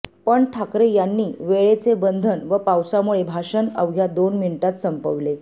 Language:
Marathi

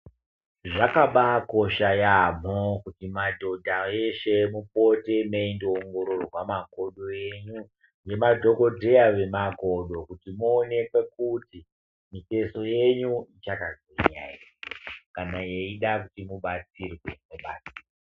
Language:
Ndau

